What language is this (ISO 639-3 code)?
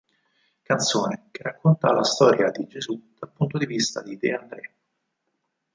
ita